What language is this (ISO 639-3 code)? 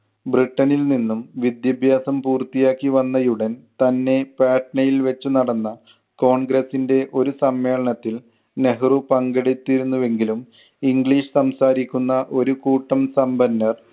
mal